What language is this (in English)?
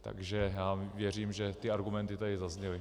Czech